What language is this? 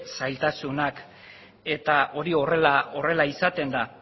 Basque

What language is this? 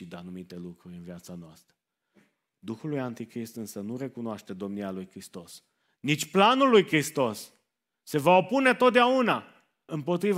Romanian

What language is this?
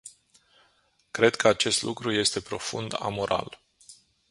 Romanian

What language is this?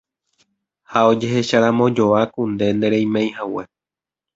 Guarani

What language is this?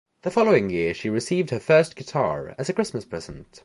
English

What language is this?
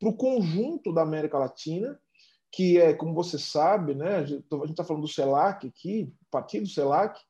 Portuguese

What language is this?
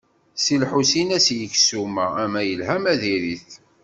Kabyle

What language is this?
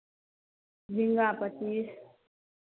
Maithili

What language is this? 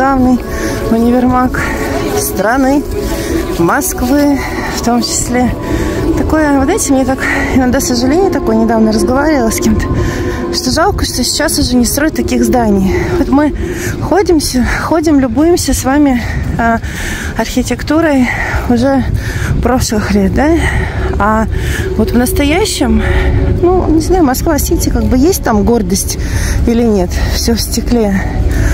Russian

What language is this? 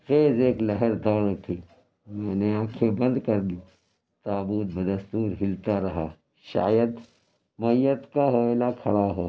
Urdu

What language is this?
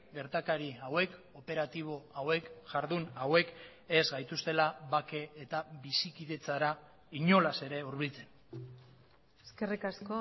Basque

